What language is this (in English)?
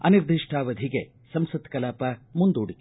Kannada